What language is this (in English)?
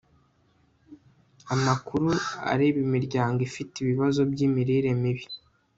Kinyarwanda